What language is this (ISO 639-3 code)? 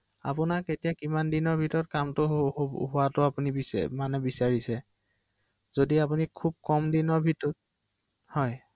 asm